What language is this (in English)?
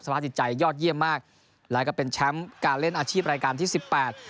Thai